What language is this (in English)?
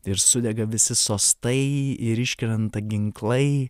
Lithuanian